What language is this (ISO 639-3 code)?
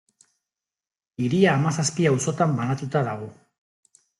eus